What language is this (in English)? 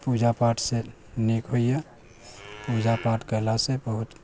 Maithili